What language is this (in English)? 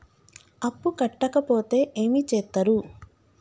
Telugu